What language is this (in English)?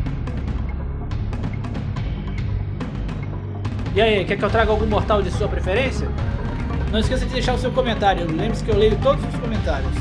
Portuguese